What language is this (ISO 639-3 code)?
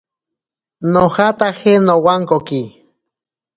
prq